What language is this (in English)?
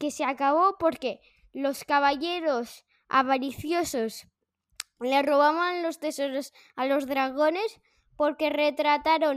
Spanish